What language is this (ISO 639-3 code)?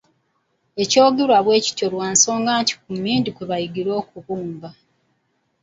lug